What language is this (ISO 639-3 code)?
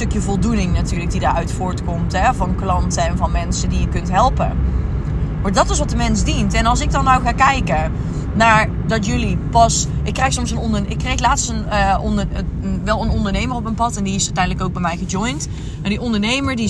nld